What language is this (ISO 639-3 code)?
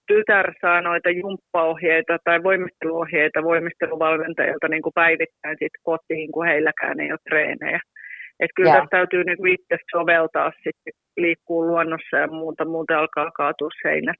fin